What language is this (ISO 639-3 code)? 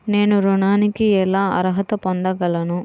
tel